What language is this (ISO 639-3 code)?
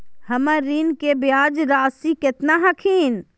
mag